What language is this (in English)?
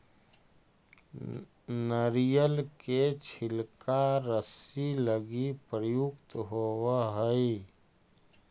Magahi